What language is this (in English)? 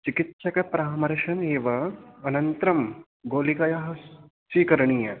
Sanskrit